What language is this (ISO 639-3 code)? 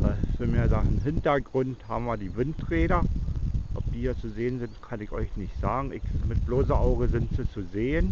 deu